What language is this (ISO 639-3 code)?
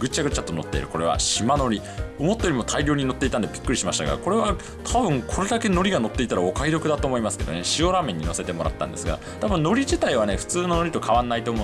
jpn